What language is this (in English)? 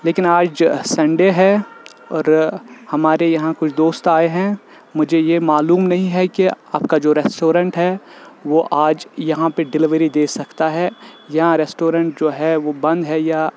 Urdu